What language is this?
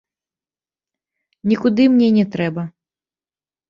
Belarusian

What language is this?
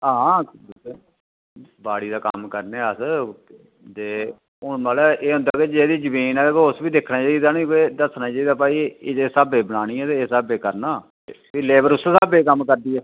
Dogri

